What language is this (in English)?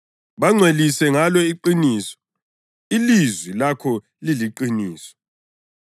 North Ndebele